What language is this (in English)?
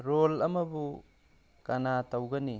Manipuri